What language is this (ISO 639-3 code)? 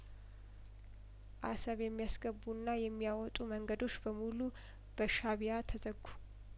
amh